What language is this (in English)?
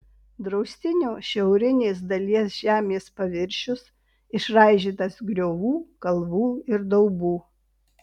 Lithuanian